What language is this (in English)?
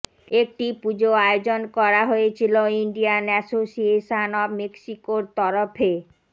Bangla